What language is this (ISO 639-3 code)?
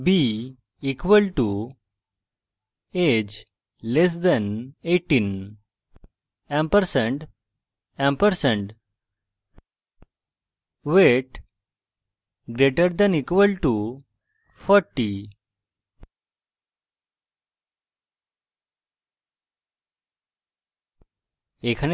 ben